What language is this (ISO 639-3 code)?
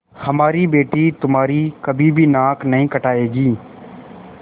hin